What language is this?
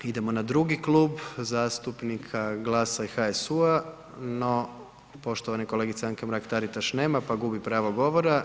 Croatian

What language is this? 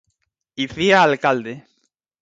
Galician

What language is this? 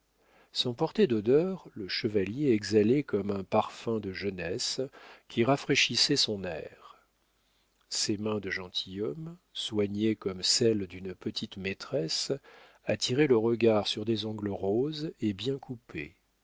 French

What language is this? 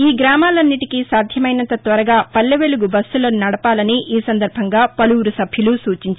Telugu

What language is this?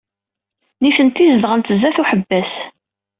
Kabyle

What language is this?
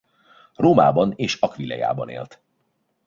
Hungarian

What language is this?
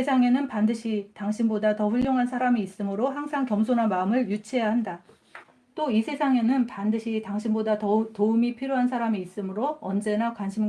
Korean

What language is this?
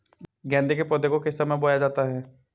Hindi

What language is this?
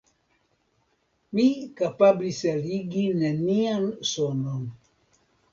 Esperanto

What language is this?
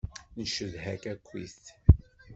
Kabyle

